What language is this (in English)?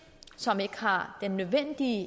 Danish